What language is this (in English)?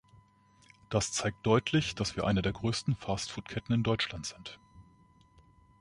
German